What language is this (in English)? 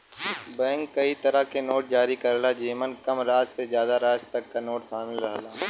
Bhojpuri